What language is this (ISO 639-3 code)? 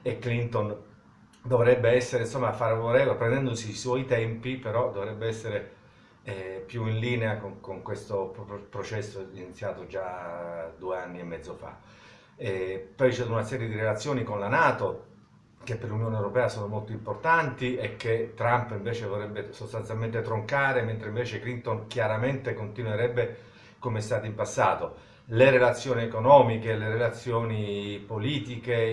ita